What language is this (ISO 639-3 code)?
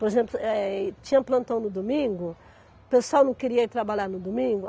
por